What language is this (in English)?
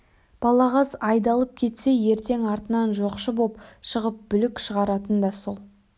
Kazakh